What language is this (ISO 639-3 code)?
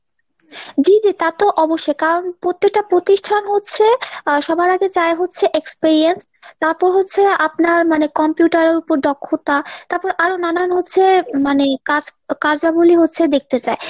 ben